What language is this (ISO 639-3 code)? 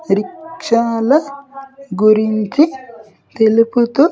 tel